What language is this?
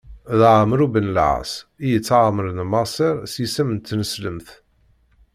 Kabyle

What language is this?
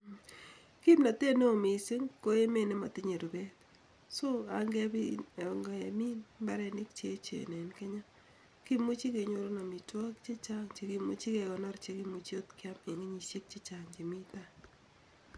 Kalenjin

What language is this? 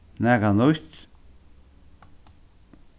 Faroese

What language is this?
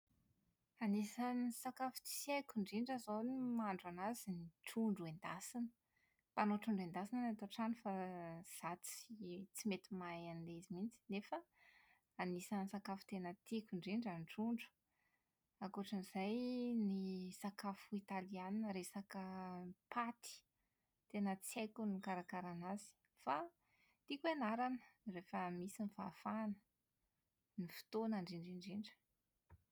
Malagasy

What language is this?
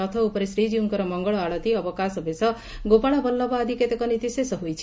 Odia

